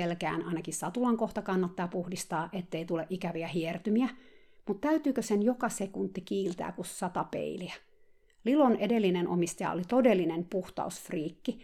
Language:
Finnish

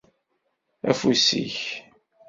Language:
Kabyle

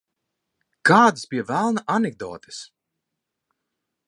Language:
Latvian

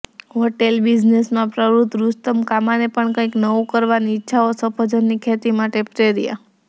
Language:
Gujarati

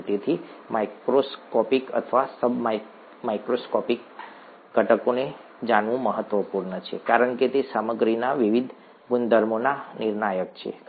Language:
Gujarati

